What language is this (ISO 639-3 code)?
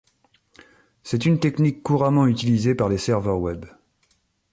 fra